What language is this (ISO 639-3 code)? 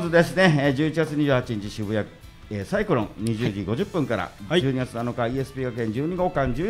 jpn